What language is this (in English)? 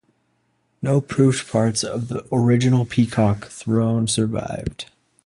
English